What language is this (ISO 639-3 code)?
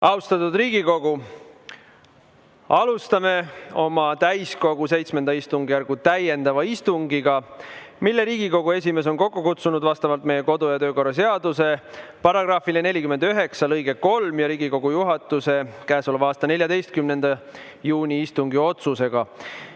est